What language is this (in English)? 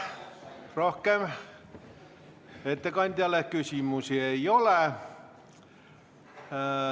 Estonian